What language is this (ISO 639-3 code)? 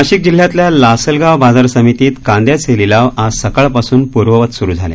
mar